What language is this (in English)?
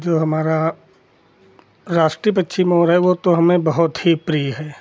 Hindi